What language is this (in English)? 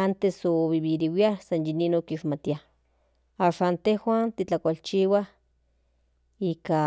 Central Nahuatl